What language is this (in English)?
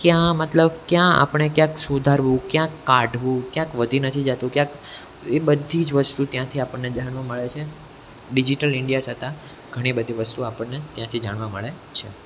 Gujarati